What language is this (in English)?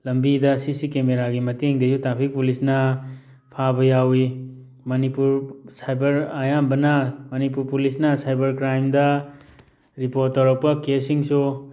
Manipuri